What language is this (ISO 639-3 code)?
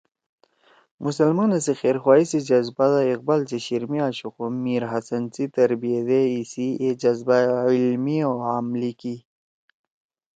trw